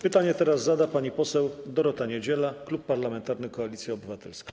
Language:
Polish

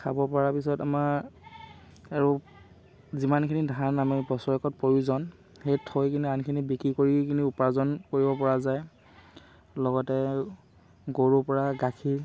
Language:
Assamese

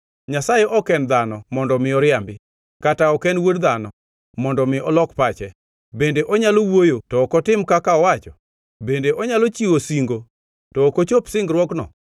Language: Luo (Kenya and Tanzania)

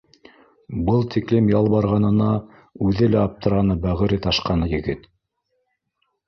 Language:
Bashkir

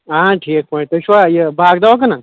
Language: Kashmiri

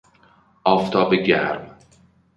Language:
Persian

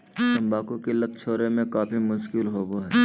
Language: Magahi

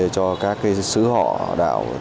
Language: Vietnamese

